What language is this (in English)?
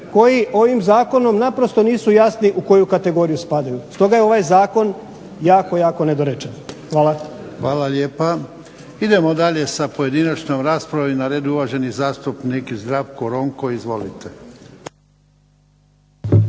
Croatian